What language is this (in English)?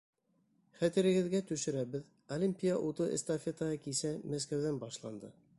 Bashkir